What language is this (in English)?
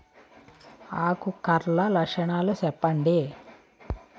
Telugu